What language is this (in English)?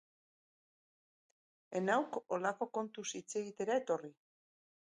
Basque